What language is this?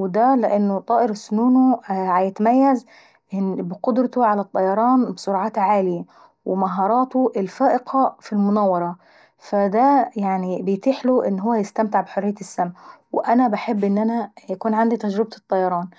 Saidi Arabic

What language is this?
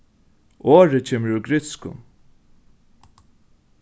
Faroese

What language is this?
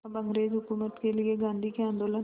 Hindi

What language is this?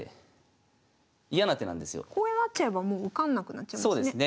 Japanese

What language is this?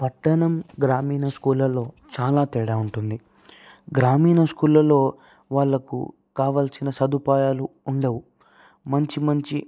Telugu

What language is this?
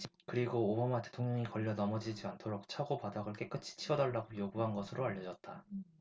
Korean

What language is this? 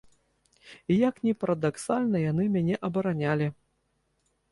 Belarusian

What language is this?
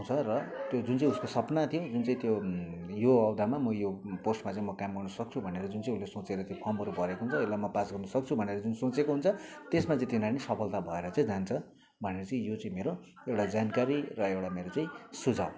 Nepali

